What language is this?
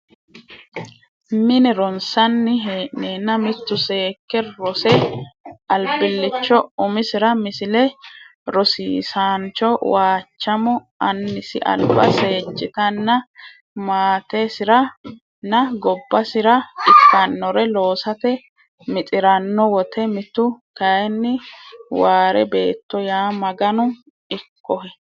Sidamo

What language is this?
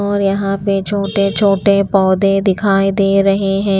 Hindi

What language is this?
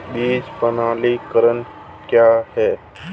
Hindi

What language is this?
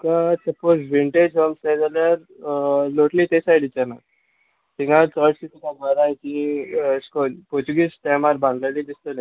Konkani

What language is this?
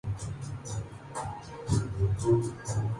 Urdu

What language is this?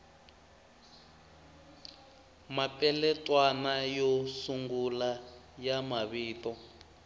Tsonga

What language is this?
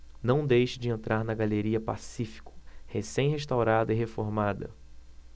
Portuguese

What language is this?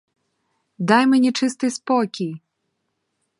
Ukrainian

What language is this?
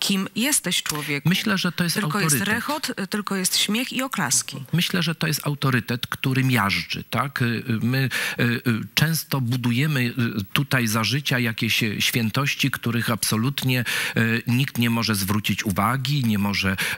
Polish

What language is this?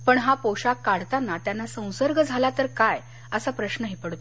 Marathi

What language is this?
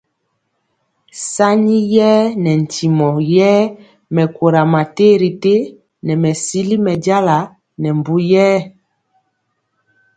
Mpiemo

